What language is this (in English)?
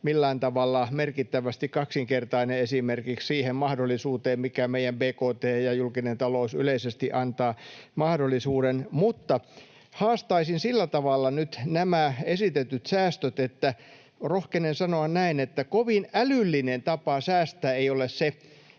Finnish